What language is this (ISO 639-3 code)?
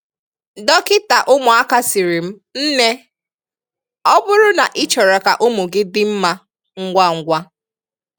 ibo